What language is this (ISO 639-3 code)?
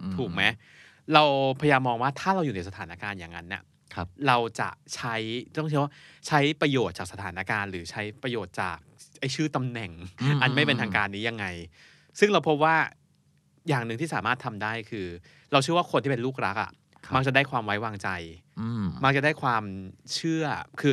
tha